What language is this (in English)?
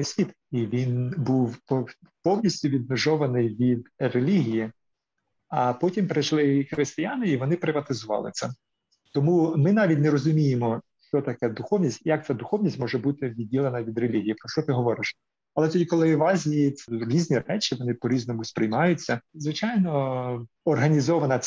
Ukrainian